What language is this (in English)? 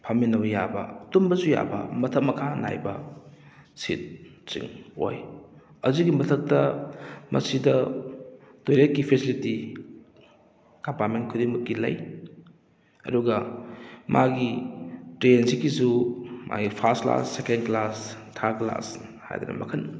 Manipuri